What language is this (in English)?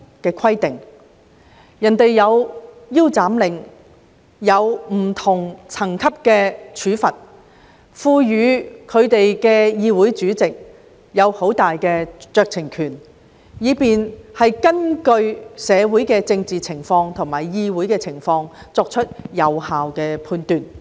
Cantonese